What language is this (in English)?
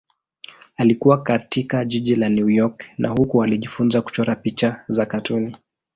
Swahili